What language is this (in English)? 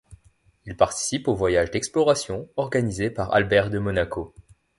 French